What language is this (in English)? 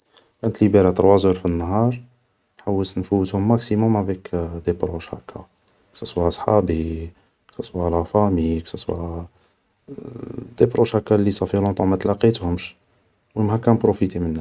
Algerian Arabic